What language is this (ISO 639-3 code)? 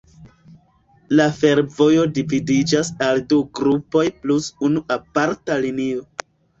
epo